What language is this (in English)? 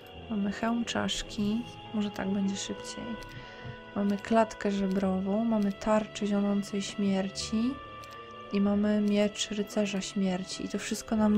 Polish